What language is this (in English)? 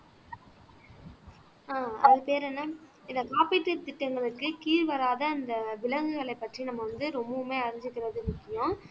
Tamil